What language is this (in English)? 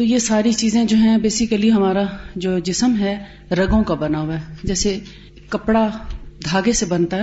Urdu